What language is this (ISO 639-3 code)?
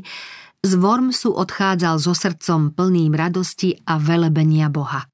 slk